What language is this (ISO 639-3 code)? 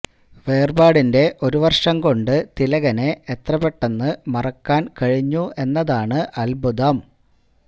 mal